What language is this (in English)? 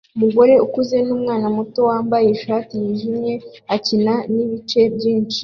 Kinyarwanda